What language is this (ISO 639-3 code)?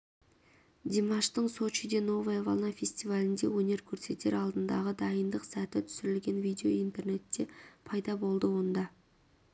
kaz